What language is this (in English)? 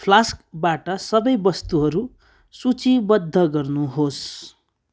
Nepali